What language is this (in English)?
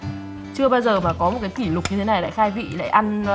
Vietnamese